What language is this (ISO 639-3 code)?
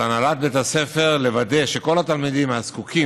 heb